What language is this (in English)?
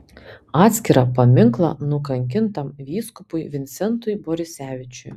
Lithuanian